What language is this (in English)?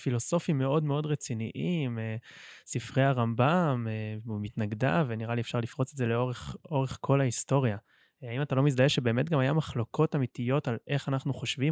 Hebrew